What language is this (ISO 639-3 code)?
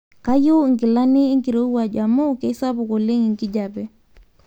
mas